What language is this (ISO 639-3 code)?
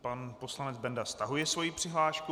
ces